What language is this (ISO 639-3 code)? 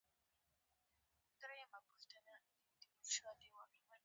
pus